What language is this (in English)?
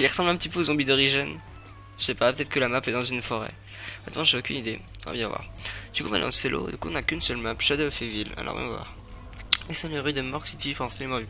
French